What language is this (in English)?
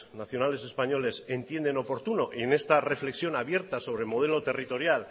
Spanish